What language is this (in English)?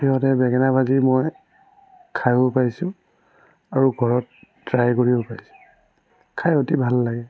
Assamese